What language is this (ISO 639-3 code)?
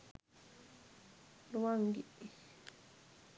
sin